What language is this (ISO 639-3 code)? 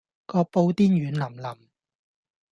yue